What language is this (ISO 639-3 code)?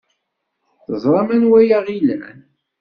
kab